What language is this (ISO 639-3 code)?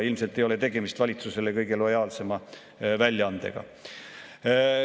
est